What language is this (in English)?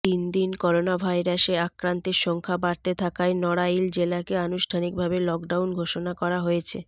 Bangla